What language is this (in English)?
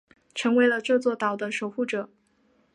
Chinese